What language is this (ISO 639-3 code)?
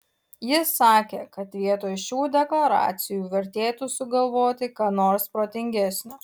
lit